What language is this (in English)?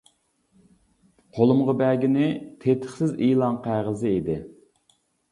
Uyghur